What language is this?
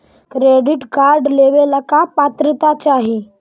Magahi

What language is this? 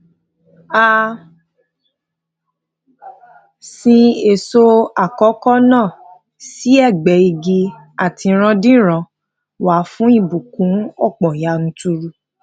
Yoruba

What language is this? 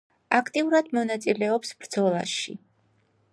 Georgian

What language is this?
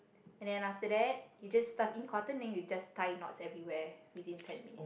English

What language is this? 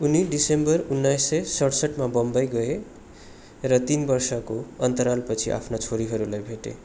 Nepali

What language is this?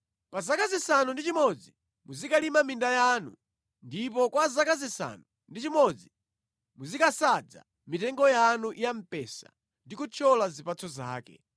Nyanja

